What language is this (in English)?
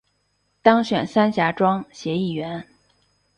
Chinese